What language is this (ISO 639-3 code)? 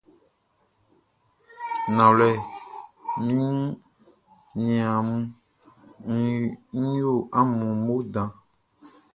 bci